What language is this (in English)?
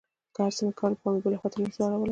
Pashto